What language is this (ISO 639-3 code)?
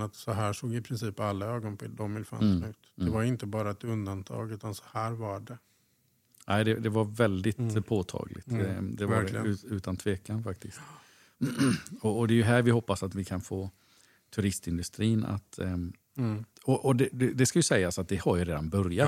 swe